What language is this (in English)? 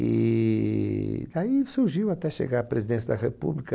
Portuguese